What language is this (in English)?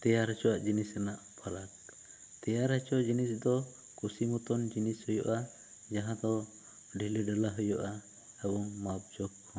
Santali